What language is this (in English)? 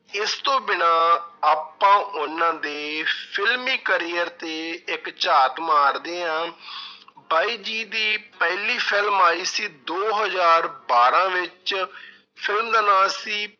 Punjabi